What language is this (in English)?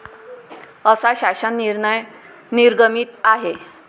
Marathi